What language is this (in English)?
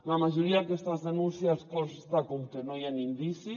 Catalan